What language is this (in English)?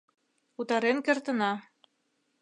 Mari